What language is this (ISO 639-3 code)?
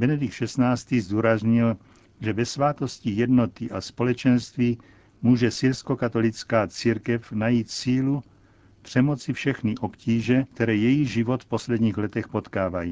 ces